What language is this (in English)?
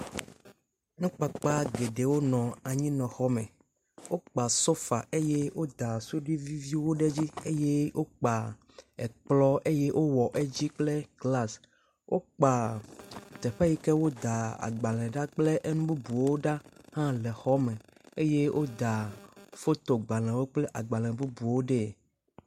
Ewe